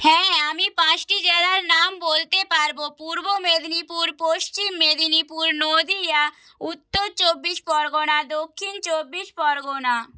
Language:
Bangla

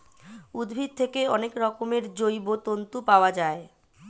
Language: Bangla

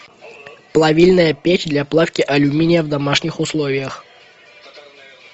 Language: Russian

